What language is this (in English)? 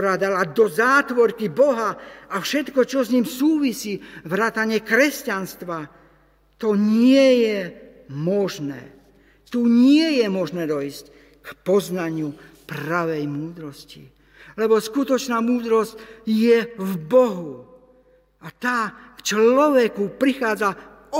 Slovak